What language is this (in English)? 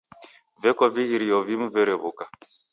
Taita